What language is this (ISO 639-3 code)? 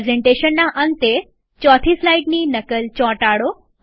guj